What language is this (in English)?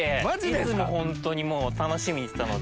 Japanese